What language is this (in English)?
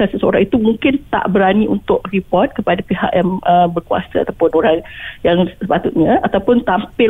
Malay